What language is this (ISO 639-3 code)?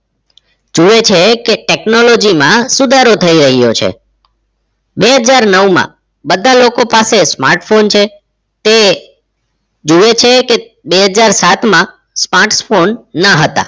guj